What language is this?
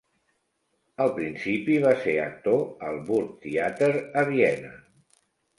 Catalan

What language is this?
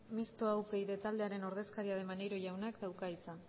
Basque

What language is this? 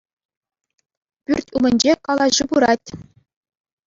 Chuvash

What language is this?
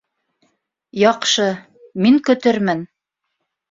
Bashkir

